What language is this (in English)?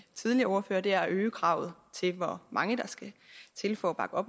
Danish